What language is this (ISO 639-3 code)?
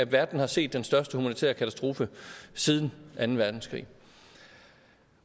dan